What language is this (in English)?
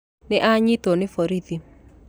Kikuyu